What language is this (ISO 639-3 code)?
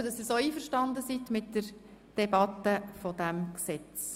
gsw